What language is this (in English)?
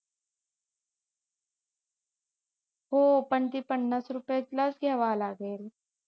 Marathi